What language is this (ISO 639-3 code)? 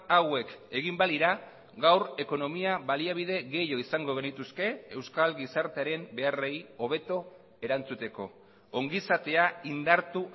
eus